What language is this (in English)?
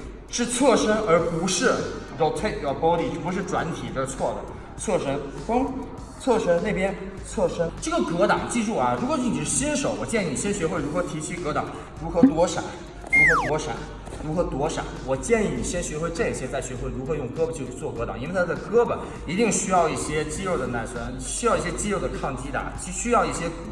Chinese